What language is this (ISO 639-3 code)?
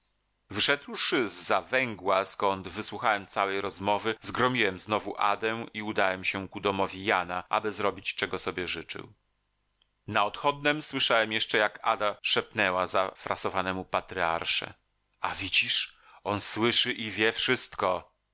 pol